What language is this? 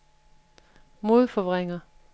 Danish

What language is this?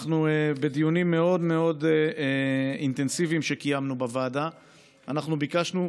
Hebrew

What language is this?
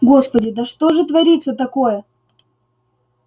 Russian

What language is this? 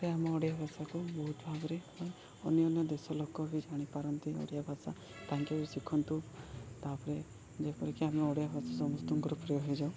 Odia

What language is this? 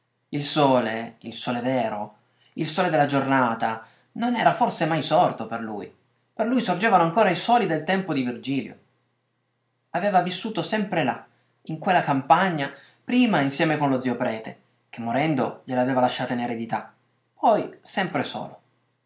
Italian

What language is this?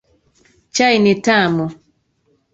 Swahili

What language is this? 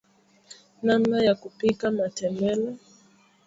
Swahili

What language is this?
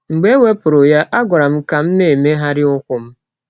Igbo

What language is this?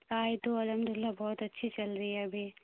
Urdu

